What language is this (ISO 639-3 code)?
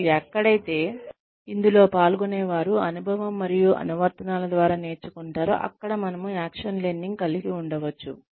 tel